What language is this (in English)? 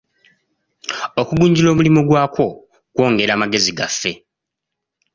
Ganda